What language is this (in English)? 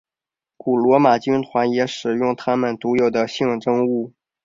Chinese